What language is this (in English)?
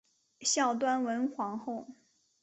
Chinese